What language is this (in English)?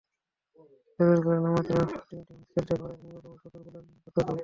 Bangla